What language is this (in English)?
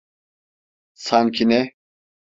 Turkish